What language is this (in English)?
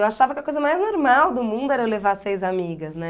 Portuguese